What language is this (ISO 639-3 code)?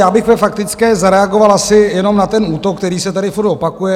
ces